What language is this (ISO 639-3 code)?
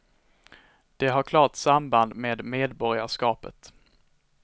swe